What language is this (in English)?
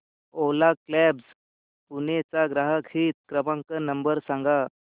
Marathi